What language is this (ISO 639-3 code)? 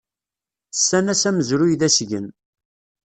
kab